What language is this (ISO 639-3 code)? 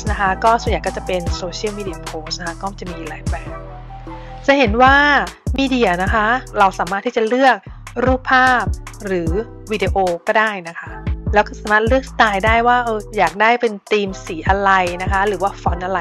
tha